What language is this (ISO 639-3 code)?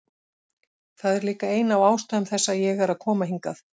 isl